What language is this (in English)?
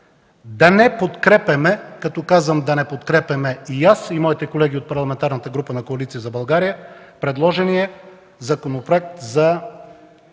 Bulgarian